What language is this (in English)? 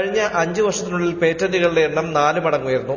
Malayalam